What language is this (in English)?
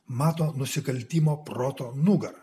Lithuanian